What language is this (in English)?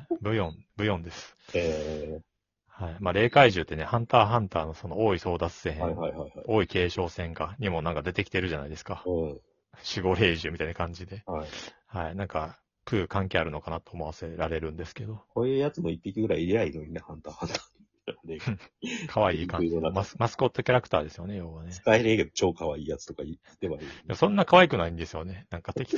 Japanese